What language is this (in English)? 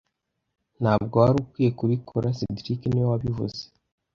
Kinyarwanda